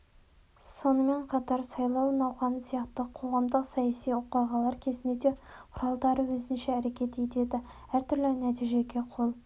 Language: Kazakh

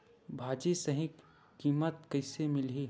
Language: Chhattisgarhi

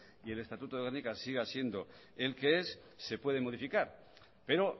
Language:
Spanish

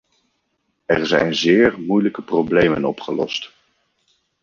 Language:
Dutch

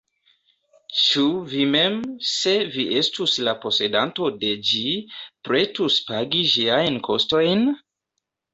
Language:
Esperanto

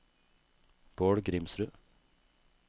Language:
Norwegian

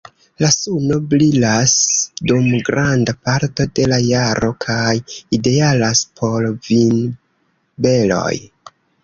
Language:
Esperanto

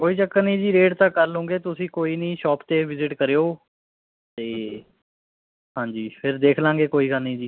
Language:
Punjabi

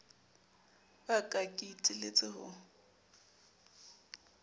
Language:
Southern Sotho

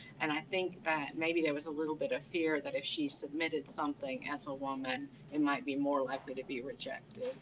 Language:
English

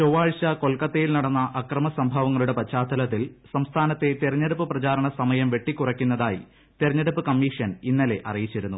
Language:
Malayalam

